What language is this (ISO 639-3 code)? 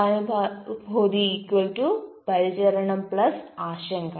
mal